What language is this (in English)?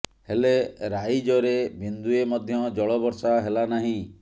Odia